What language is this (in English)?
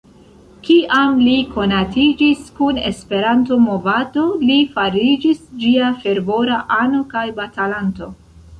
Esperanto